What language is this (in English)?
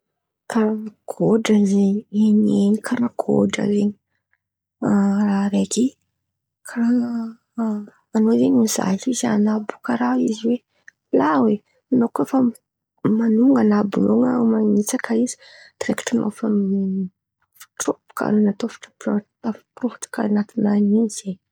Antankarana Malagasy